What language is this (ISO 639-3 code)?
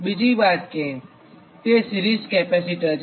guj